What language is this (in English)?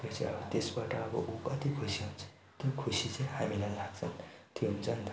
Nepali